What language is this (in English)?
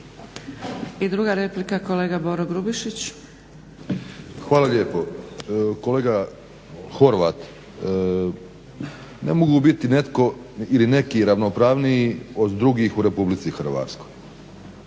Croatian